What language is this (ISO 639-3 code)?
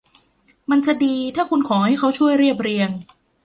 tha